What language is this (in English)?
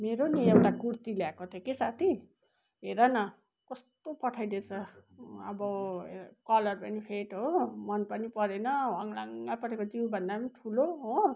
Nepali